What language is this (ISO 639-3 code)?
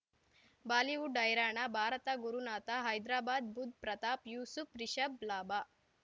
kan